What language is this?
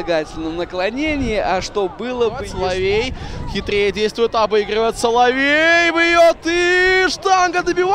Russian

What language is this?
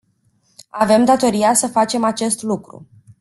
Romanian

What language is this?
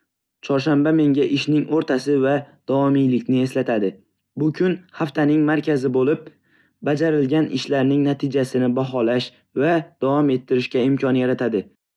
Uzbek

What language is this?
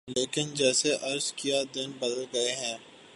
Urdu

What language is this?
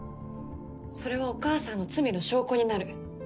Japanese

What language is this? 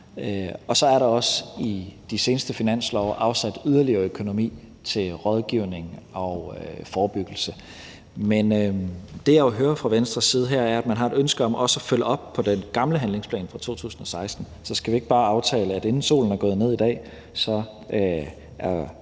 Danish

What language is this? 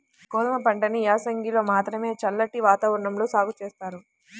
Telugu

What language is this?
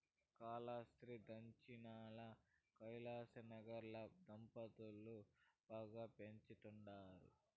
Telugu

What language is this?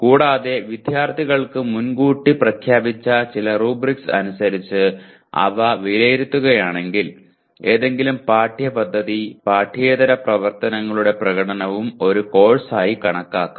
Malayalam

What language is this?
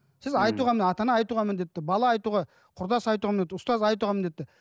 Kazakh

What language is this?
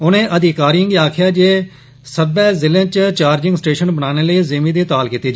Dogri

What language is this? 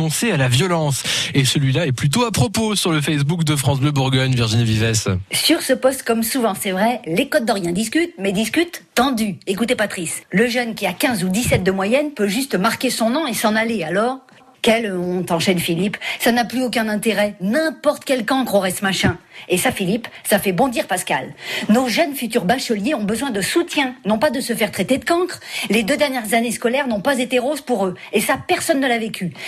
French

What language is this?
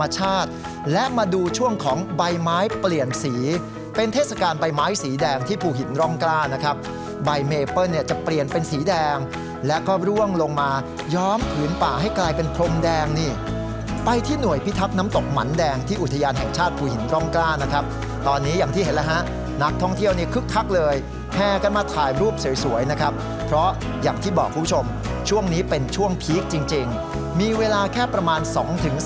Thai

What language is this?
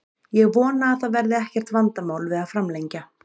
Icelandic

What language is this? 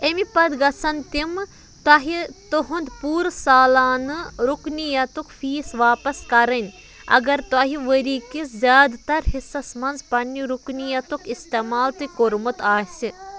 Kashmiri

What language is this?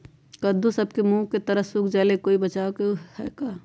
Magahi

